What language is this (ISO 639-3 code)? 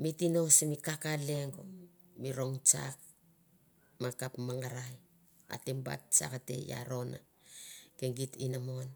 tbf